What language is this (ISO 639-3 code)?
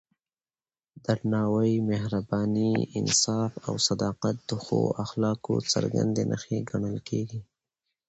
pus